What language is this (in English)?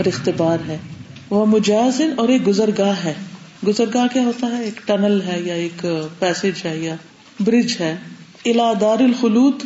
Urdu